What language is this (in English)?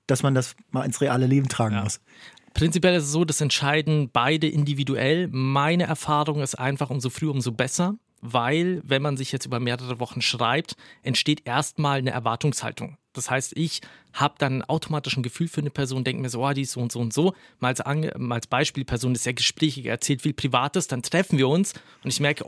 German